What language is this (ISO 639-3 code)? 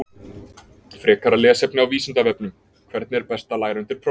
isl